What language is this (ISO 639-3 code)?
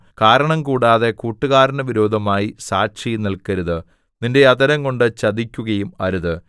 mal